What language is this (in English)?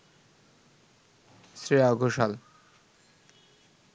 Bangla